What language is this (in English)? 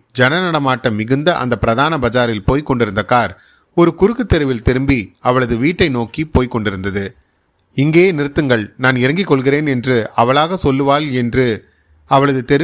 Tamil